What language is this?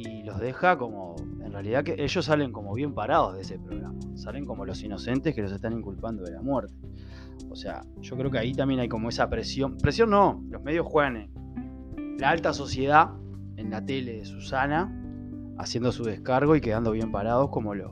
Spanish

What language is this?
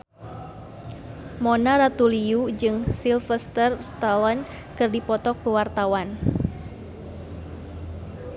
Sundanese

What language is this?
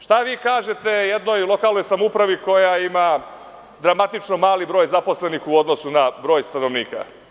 Serbian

